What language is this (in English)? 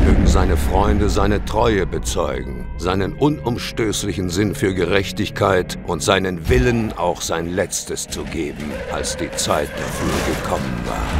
German